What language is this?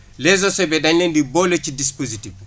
Wolof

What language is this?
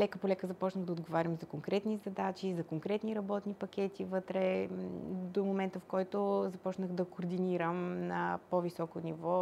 Bulgarian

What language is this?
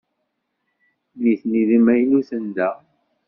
Kabyle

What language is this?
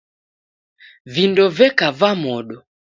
Taita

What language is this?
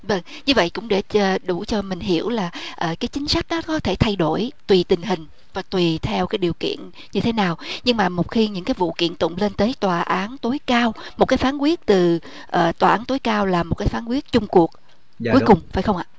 Vietnamese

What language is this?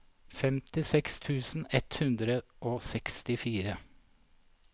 Norwegian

